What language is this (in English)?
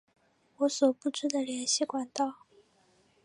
Chinese